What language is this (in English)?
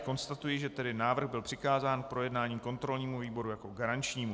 Czech